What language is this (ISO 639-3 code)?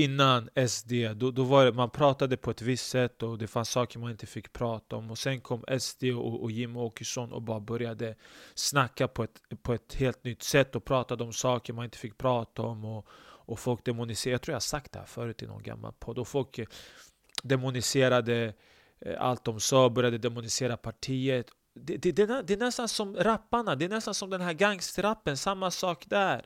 swe